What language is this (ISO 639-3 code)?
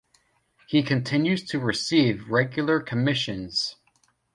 eng